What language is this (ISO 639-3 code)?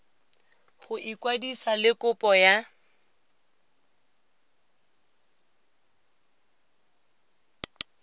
tsn